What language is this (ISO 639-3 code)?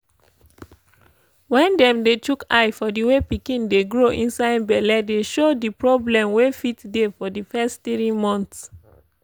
pcm